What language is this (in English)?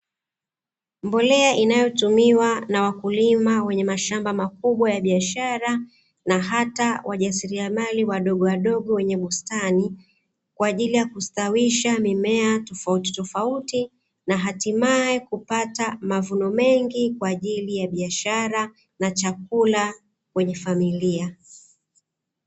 Swahili